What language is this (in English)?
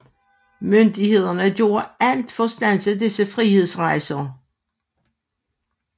Danish